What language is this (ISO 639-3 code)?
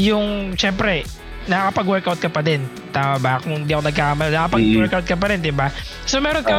fil